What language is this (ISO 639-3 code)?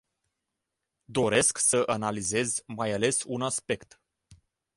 ron